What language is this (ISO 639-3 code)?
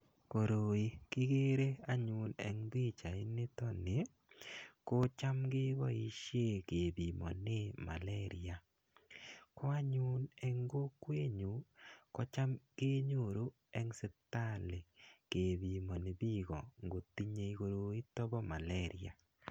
kln